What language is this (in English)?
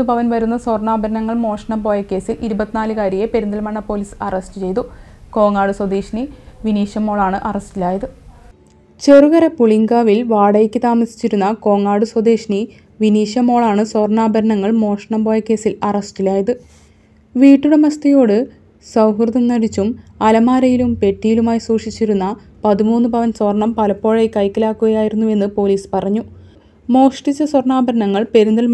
Malayalam